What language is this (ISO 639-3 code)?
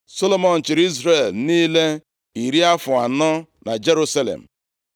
ibo